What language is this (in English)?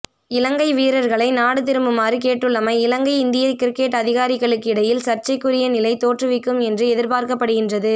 Tamil